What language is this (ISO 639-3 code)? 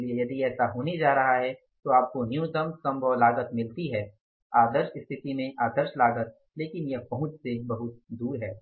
hin